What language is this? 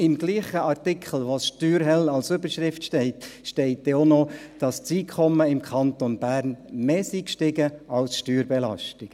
Swiss German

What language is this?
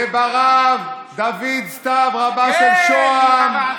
Hebrew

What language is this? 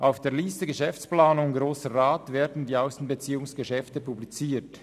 Swiss German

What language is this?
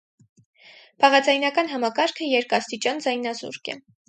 Armenian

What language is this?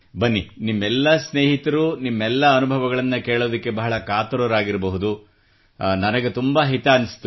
Kannada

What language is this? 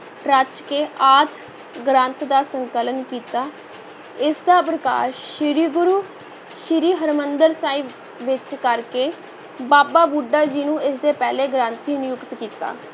Punjabi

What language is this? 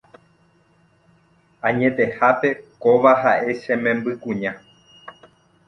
Guarani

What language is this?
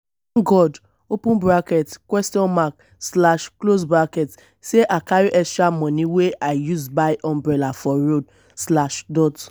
Nigerian Pidgin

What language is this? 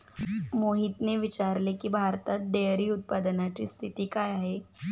Marathi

